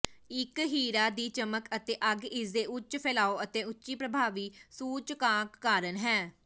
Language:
Punjabi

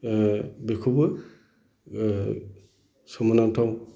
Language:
Bodo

